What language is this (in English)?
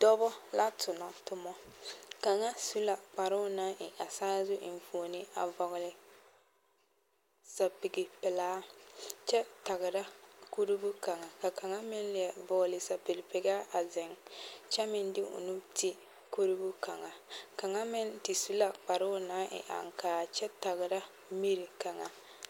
Southern Dagaare